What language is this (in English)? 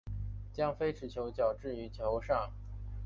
Chinese